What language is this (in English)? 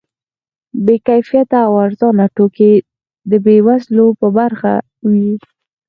Pashto